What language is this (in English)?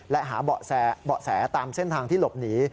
Thai